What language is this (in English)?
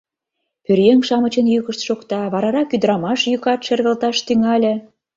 Mari